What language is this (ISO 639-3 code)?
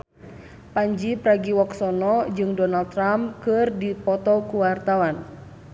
sun